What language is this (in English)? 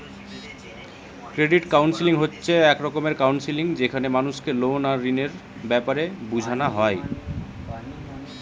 Bangla